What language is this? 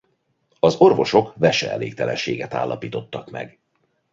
Hungarian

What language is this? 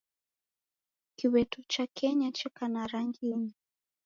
Taita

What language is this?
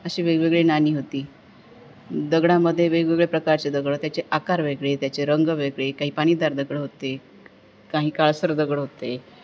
Marathi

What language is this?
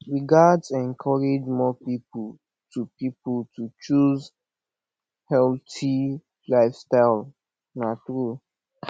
Nigerian Pidgin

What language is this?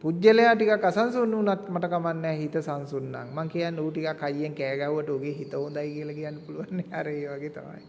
Sinhala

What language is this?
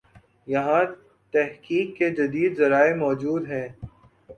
Urdu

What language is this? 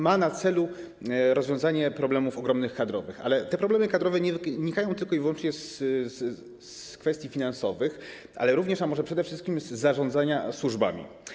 Polish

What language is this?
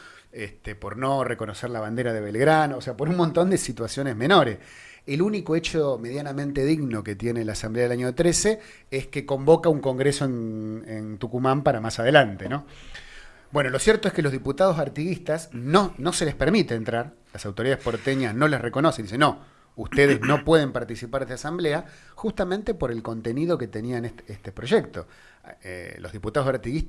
Spanish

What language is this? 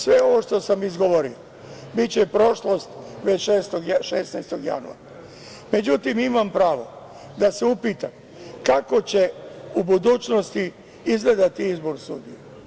Serbian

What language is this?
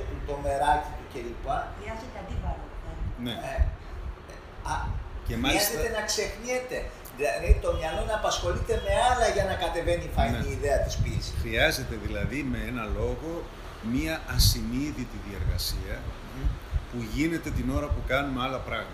Greek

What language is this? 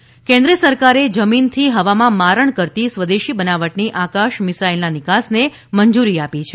Gujarati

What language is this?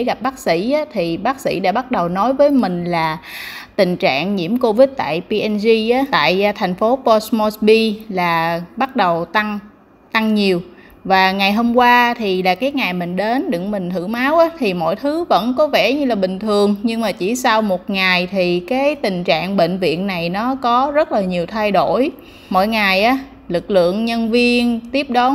Vietnamese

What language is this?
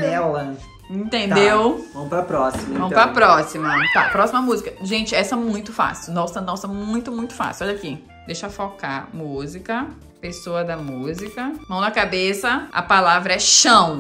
Portuguese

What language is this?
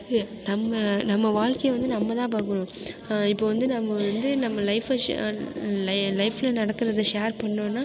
Tamil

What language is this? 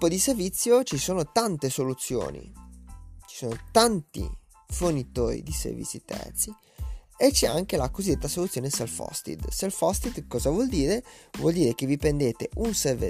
Italian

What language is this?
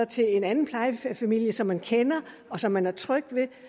Danish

